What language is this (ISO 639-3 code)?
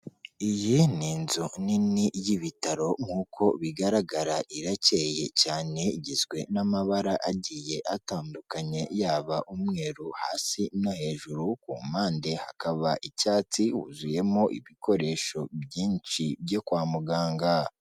kin